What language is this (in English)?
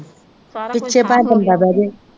Punjabi